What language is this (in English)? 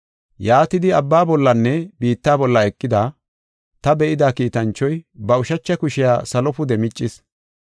Gofa